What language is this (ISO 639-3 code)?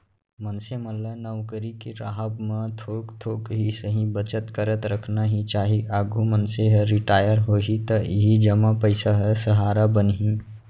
hne